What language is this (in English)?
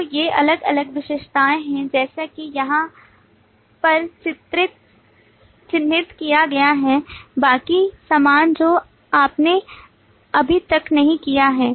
Hindi